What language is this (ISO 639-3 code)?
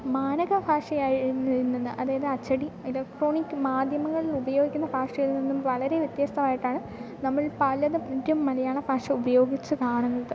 mal